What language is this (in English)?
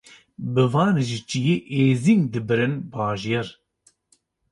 Kurdish